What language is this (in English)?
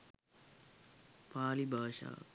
Sinhala